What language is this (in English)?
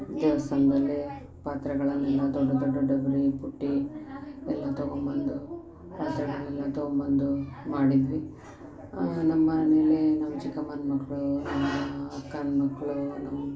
Kannada